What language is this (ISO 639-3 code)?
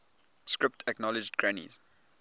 eng